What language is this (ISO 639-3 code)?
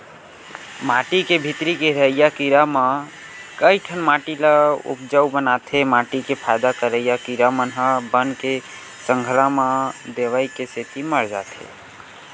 hne